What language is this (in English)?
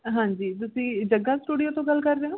Punjabi